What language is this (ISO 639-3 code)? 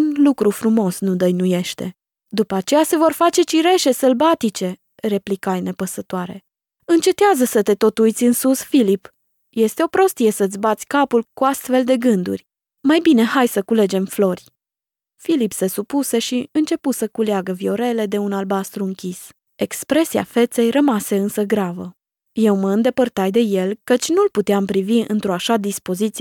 ron